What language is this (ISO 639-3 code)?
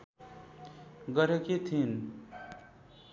nep